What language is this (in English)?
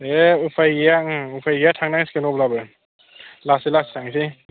Bodo